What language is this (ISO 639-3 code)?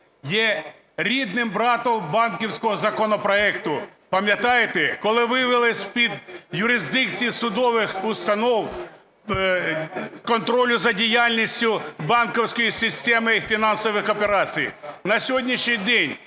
ukr